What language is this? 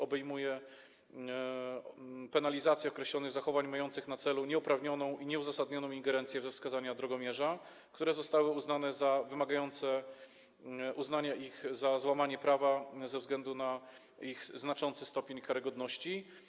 Polish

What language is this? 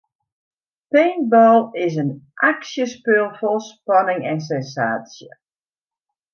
Western Frisian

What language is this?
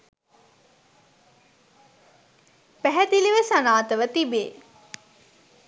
Sinhala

